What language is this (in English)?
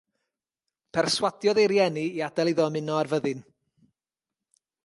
Welsh